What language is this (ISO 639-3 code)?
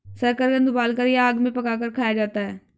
hin